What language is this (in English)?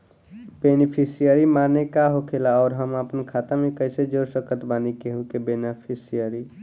Bhojpuri